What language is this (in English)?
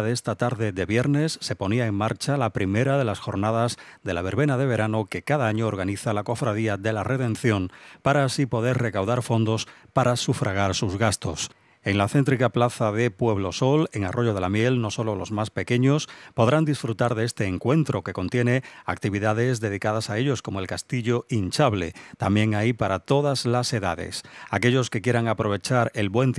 Spanish